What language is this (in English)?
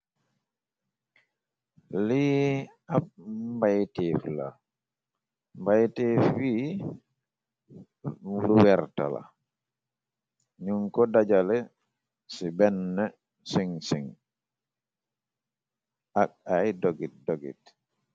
Wolof